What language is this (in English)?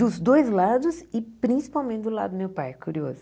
Portuguese